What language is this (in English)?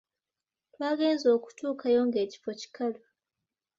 Ganda